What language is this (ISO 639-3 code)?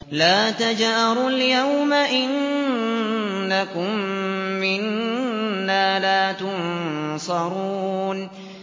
ara